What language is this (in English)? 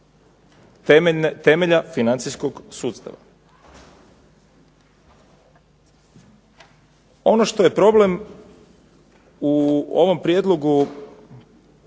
Croatian